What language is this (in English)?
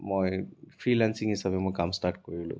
Assamese